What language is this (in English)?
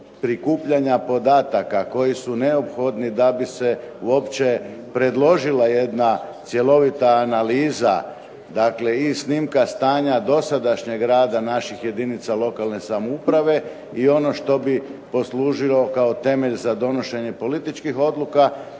Croatian